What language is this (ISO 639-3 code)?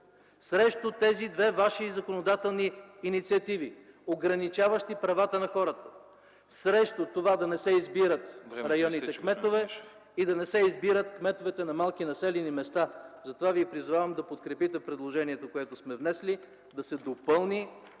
bul